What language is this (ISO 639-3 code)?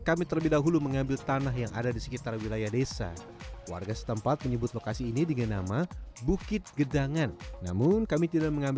ind